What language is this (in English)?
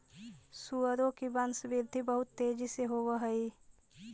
Magahi